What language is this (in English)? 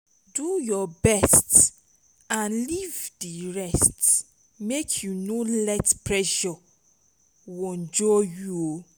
Nigerian Pidgin